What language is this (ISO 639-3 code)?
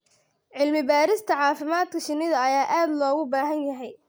som